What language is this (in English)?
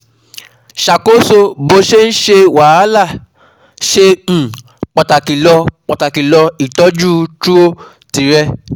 Yoruba